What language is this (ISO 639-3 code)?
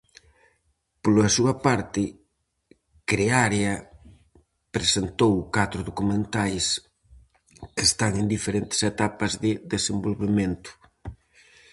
glg